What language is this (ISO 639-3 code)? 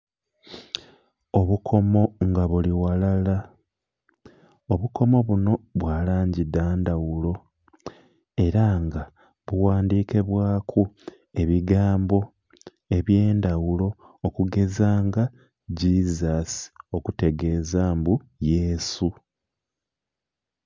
xog